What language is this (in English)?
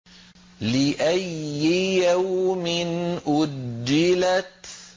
Arabic